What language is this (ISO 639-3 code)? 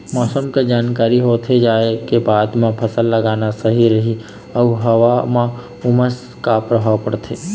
hne